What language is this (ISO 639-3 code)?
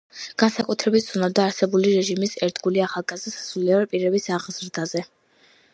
kat